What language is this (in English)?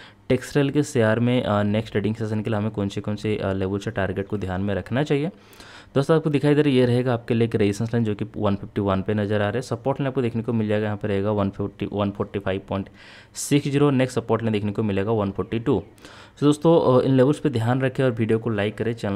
Hindi